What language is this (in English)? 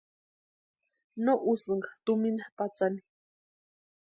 Western Highland Purepecha